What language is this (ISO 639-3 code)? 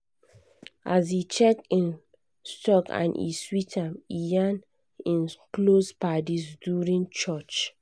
pcm